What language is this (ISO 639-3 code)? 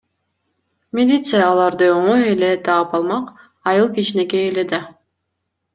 kir